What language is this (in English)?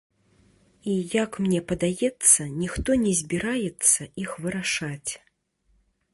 Belarusian